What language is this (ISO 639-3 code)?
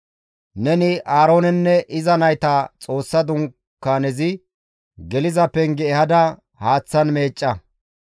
gmv